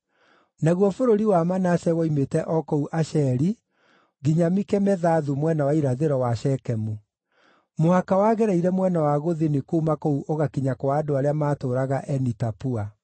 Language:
Kikuyu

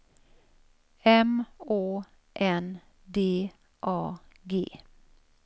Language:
Swedish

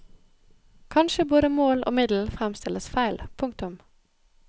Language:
Norwegian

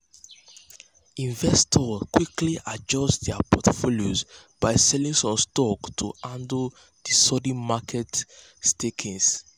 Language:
Nigerian Pidgin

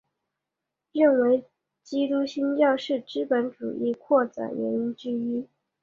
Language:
Chinese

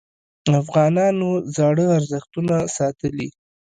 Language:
Pashto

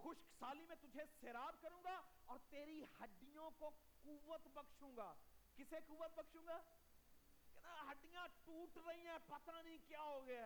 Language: Urdu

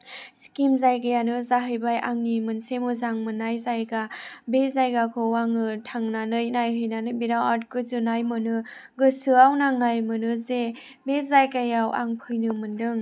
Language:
Bodo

